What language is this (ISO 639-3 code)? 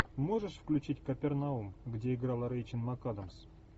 rus